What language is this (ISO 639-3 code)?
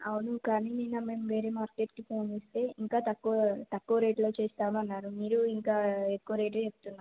tel